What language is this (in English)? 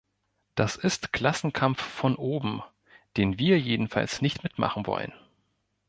German